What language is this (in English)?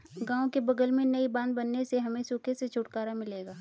Hindi